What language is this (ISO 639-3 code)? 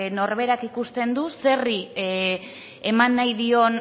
eus